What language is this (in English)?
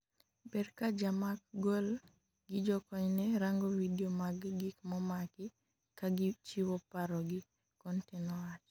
Luo (Kenya and Tanzania)